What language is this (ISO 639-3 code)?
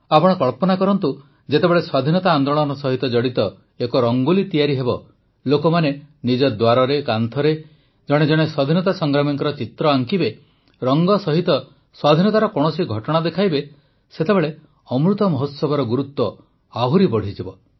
ori